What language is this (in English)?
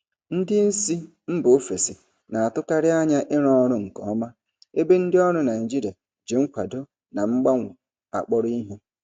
Igbo